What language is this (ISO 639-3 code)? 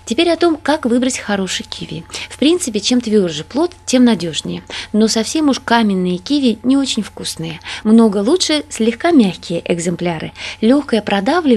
rus